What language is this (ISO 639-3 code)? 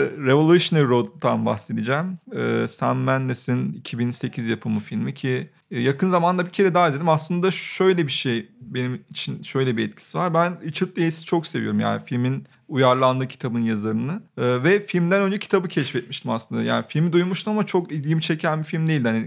tur